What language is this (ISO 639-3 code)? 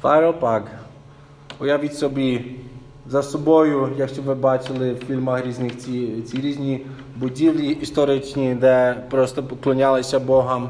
ukr